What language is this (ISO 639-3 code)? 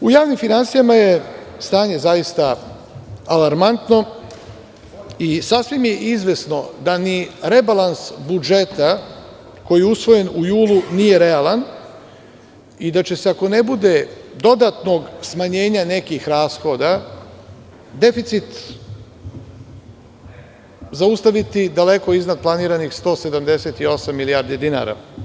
srp